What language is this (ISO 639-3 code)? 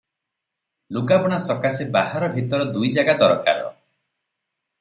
ori